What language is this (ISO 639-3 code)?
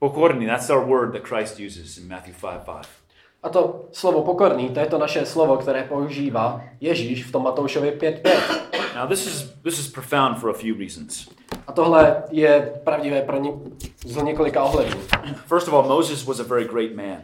ces